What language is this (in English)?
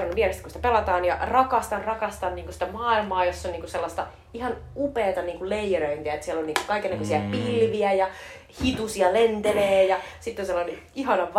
Finnish